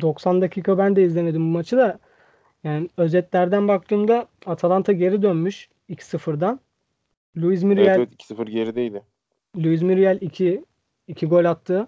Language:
Turkish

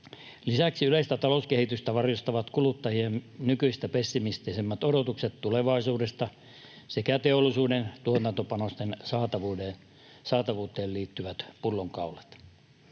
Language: Finnish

